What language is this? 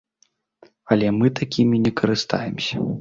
Belarusian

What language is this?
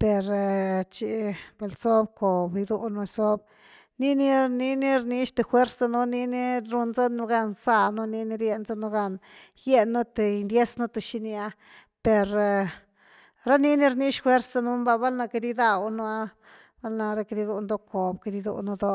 Güilá Zapotec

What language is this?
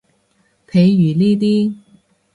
Cantonese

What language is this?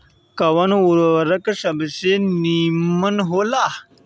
Bhojpuri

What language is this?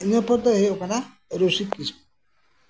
Santali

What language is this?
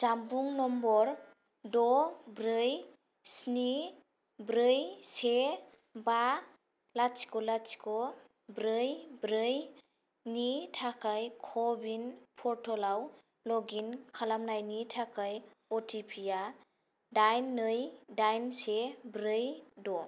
Bodo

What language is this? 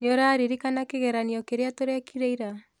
Kikuyu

